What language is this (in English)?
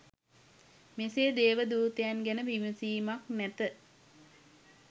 Sinhala